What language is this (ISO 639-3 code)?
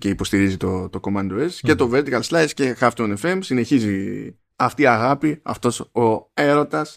ell